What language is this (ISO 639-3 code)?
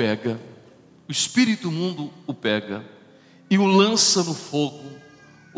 por